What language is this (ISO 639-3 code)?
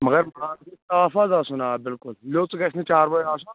kas